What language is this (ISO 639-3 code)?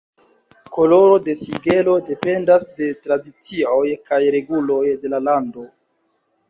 epo